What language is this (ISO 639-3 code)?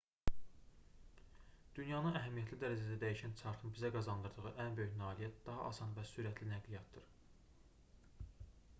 aze